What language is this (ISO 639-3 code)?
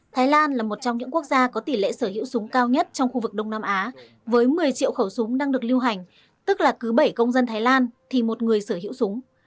vie